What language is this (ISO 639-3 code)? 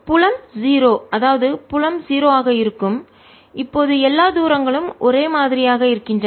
tam